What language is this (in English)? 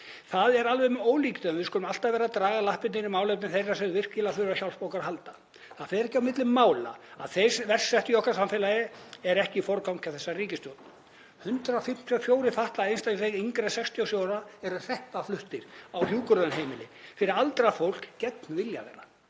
Icelandic